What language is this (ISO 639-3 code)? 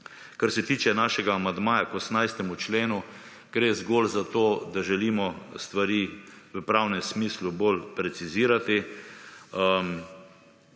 slv